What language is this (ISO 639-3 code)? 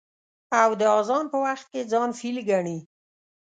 pus